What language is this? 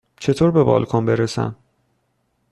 Persian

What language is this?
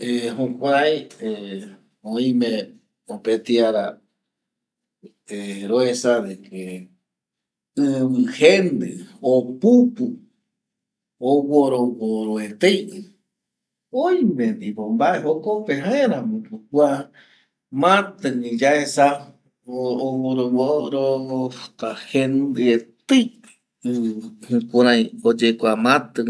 Eastern Bolivian Guaraní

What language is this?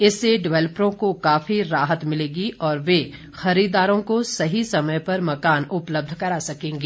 Hindi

